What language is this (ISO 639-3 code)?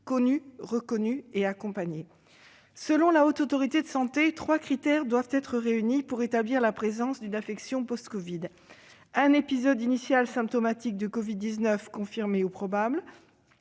fra